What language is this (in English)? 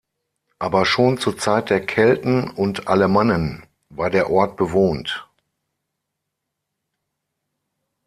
German